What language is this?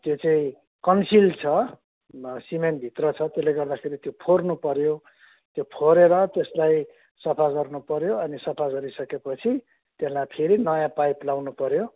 Nepali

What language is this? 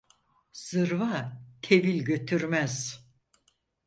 Turkish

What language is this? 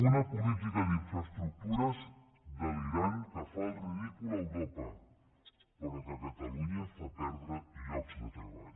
Catalan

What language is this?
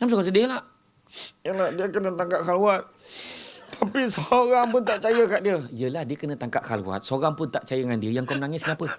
Malay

